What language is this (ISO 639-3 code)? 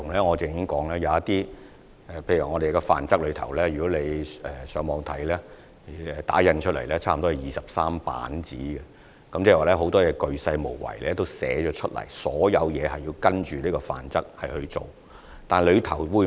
yue